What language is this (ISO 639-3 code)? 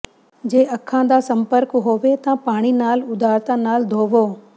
pan